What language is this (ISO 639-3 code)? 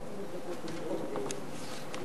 heb